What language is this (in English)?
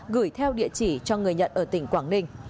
Vietnamese